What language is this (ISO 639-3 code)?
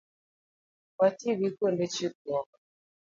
luo